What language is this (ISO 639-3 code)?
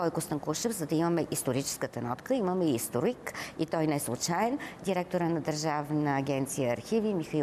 bul